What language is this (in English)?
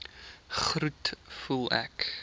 Afrikaans